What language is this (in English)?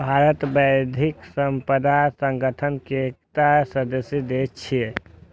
Maithili